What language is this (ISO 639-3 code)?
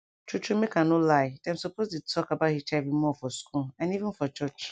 pcm